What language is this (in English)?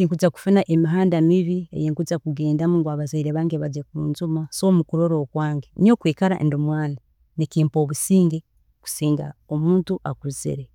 Tooro